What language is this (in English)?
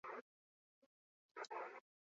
Basque